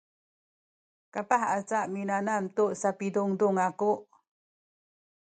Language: Sakizaya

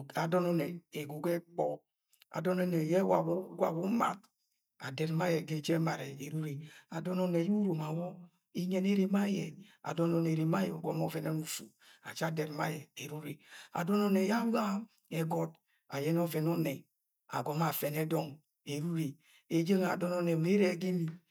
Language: Agwagwune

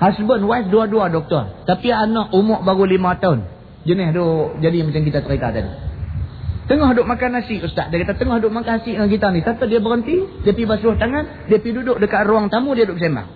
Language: Malay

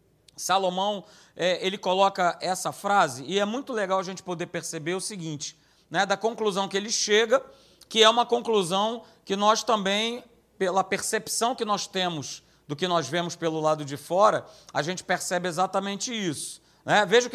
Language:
Portuguese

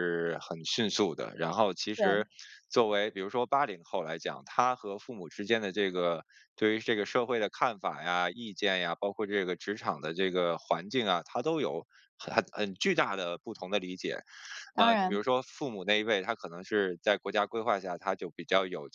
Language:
Chinese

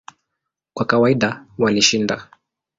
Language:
Swahili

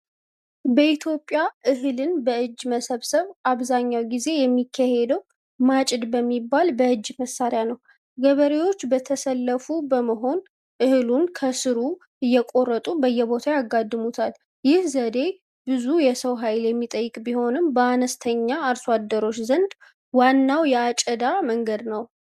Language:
Amharic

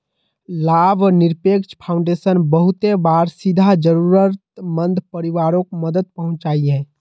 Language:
Magahi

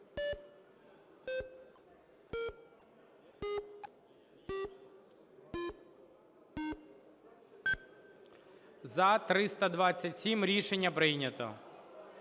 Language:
Ukrainian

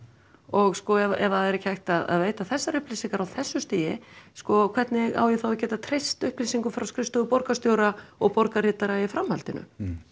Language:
Icelandic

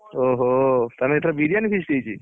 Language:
Odia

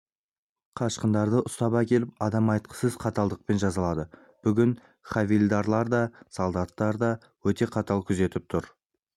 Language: Kazakh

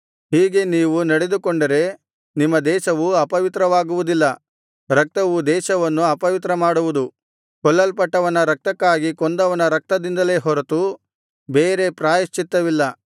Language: Kannada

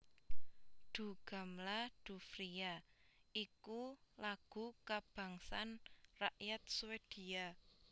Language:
Javanese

